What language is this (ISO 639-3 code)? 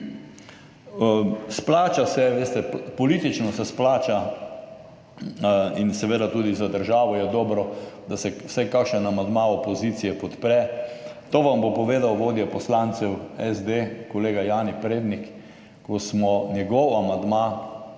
slv